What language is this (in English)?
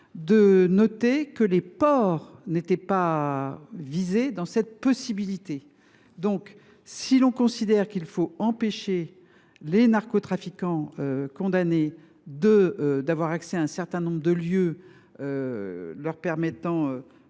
French